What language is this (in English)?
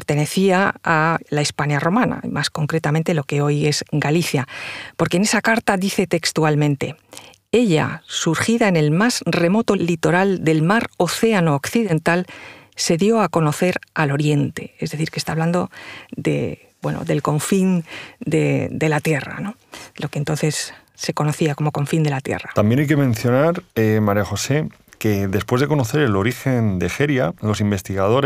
Spanish